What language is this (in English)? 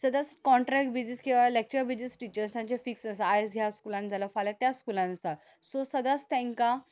Konkani